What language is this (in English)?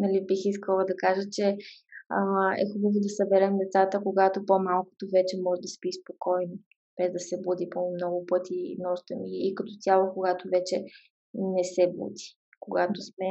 Bulgarian